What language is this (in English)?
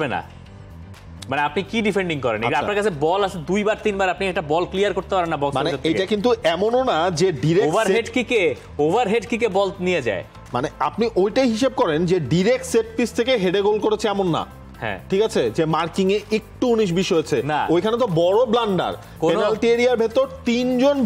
Bangla